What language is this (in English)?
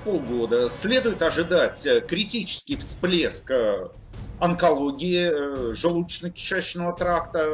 Russian